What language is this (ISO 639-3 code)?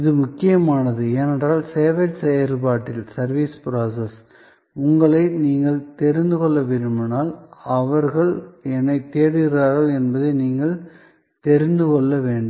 tam